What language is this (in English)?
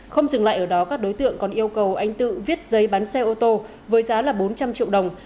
Vietnamese